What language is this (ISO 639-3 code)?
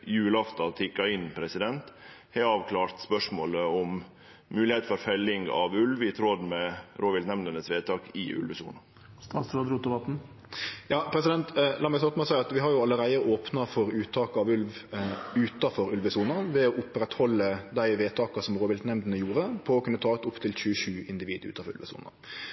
nno